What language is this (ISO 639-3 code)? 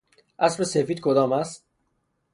fas